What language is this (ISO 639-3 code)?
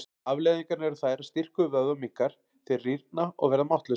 isl